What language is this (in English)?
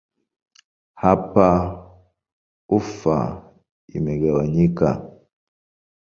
Swahili